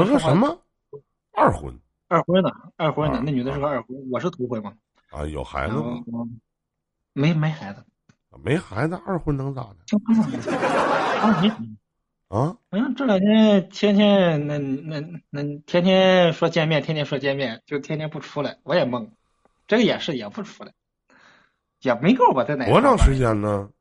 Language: Chinese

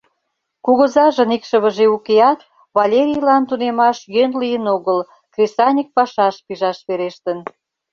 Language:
Mari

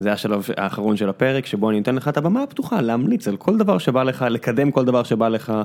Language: Hebrew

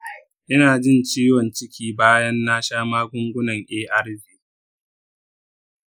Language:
Hausa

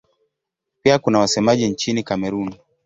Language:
Swahili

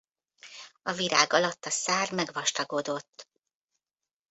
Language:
Hungarian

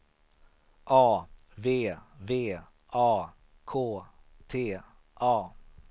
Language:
Swedish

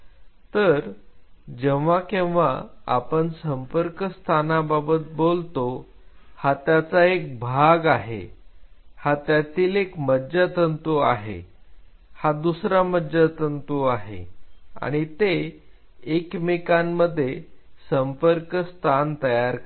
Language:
Marathi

